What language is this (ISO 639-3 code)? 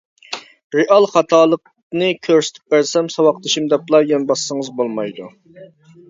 uig